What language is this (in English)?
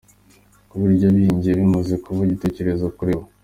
Kinyarwanda